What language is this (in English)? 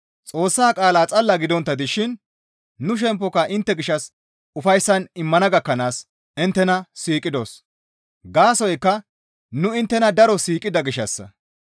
Gamo